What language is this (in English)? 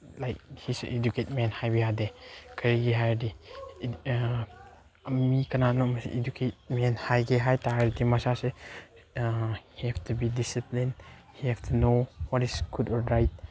Manipuri